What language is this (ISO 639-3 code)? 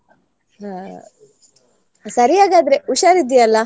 kan